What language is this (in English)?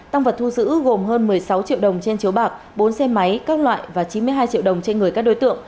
Vietnamese